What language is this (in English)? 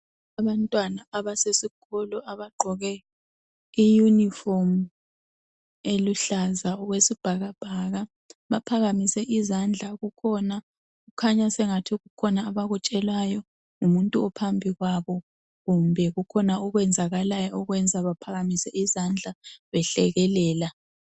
North Ndebele